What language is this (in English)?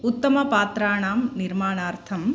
Sanskrit